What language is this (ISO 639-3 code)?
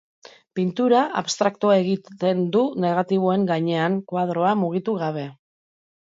eus